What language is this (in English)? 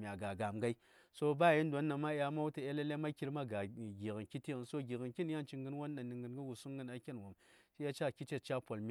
Saya